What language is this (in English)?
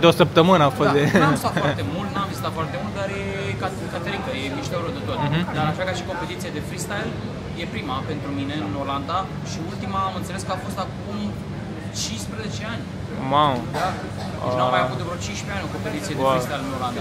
Romanian